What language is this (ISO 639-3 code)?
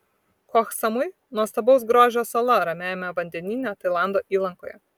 lit